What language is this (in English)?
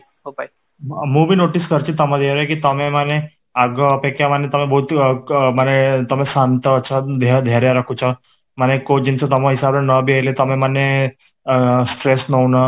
Odia